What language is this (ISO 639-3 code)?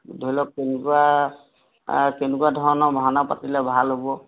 asm